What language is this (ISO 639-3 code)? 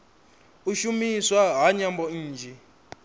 ven